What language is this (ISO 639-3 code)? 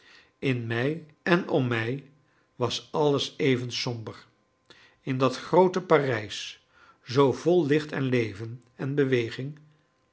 nld